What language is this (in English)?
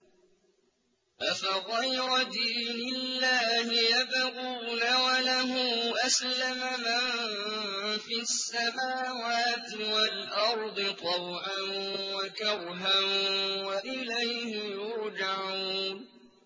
Arabic